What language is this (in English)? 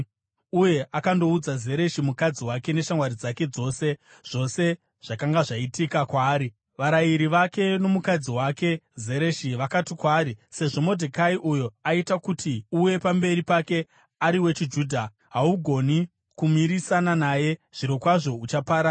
Shona